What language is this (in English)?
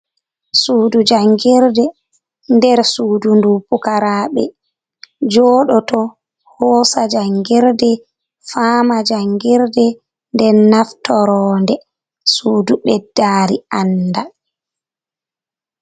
Fula